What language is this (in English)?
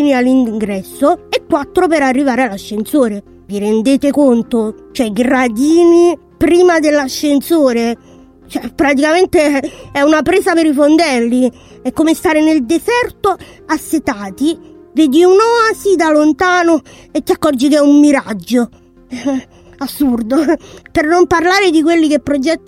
Italian